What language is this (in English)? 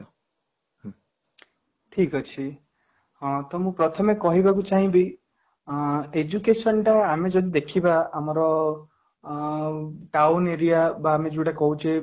Odia